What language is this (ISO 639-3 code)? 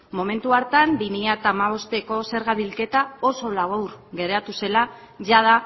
eus